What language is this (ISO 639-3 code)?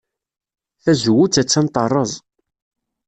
kab